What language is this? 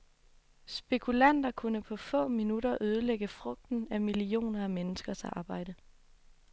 Danish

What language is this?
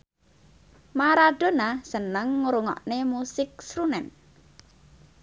Javanese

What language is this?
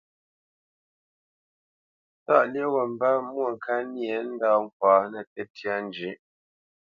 Bamenyam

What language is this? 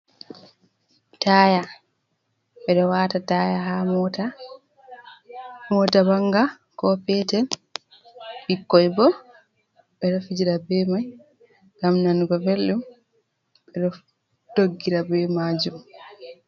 Fula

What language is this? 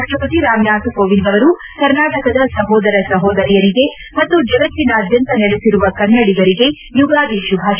Kannada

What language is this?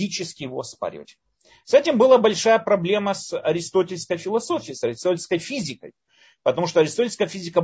Russian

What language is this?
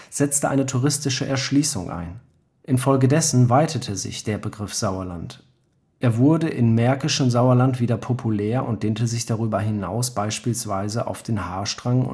German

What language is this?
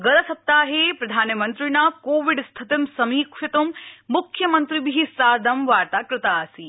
Sanskrit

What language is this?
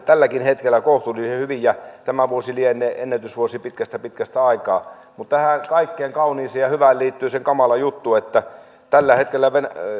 Finnish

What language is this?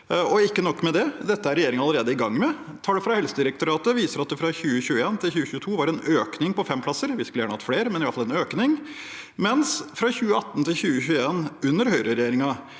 Norwegian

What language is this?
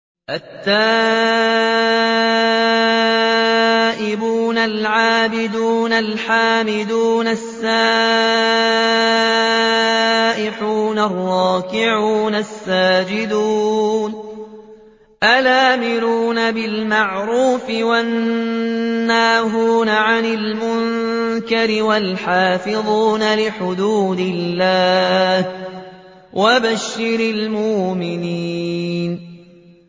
Arabic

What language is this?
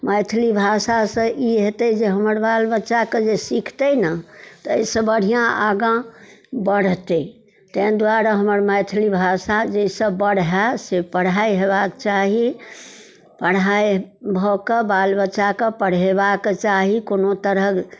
Maithili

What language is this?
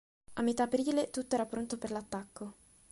Italian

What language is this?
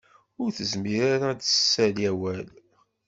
Kabyle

